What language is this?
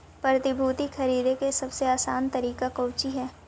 Magahi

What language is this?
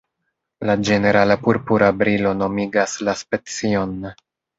Esperanto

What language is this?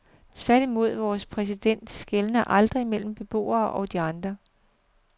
Danish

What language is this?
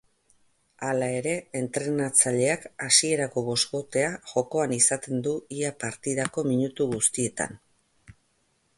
Basque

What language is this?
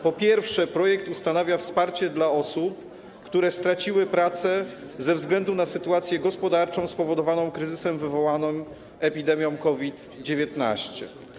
Polish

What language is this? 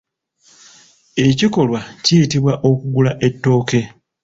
Ganda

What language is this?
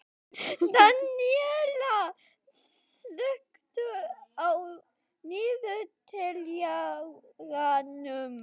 Icelandic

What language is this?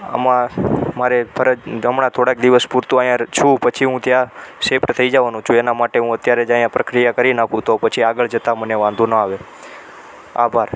Gujarati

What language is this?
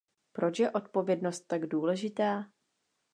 Czech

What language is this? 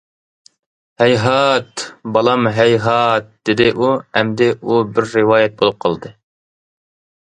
Uyghur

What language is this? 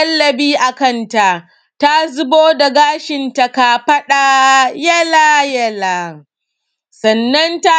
Hausa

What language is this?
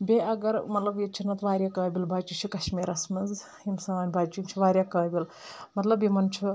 Kashmiri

